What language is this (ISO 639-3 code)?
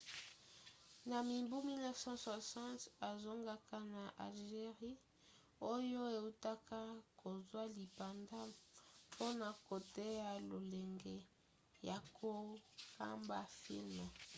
lin